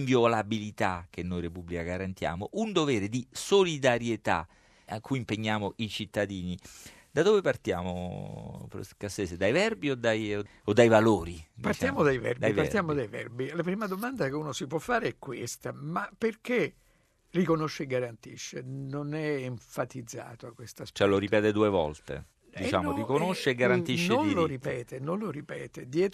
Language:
Italian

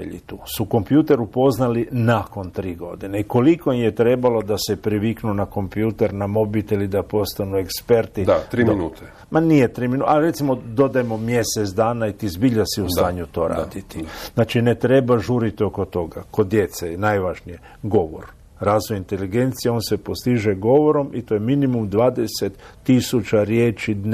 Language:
Croatian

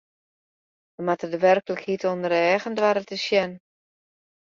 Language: Western Frisian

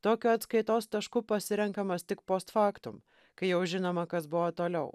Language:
Lithuanian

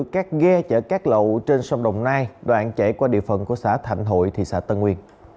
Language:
Vietnamese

